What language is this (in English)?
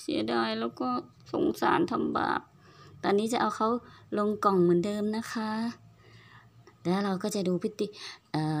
Thai